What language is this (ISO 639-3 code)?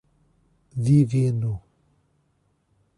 por